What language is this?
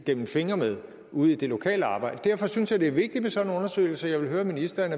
Danish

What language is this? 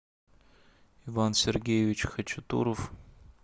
Russian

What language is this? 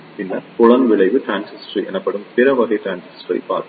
Tamil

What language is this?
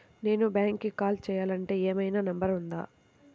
Telugu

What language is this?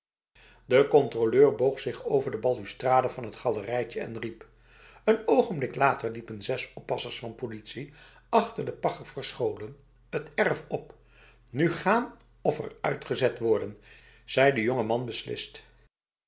Dutch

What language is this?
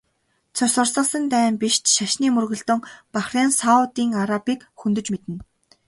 Mongolian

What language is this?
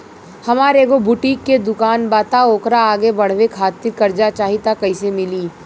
Bhojpuri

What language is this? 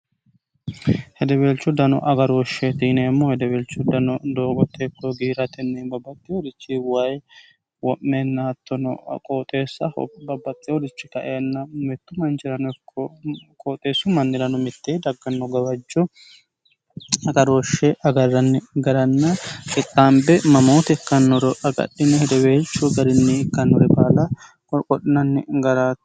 Sidamo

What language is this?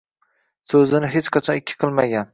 Uzbek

